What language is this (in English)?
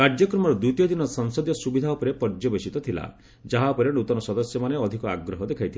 Odia